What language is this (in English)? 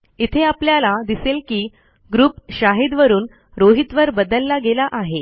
Marathi